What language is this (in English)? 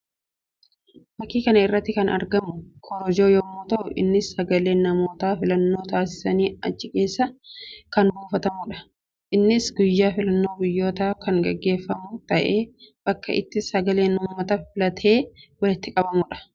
Oromo